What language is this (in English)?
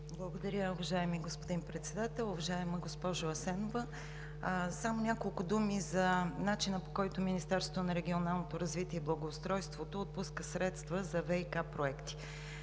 Bulgarian